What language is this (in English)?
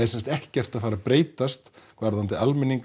Icelandic